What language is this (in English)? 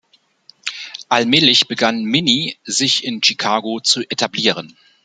German